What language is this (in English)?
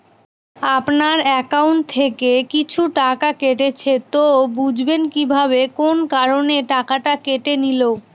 Bangla